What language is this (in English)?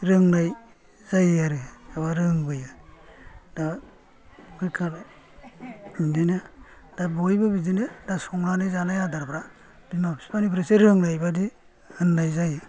Bodo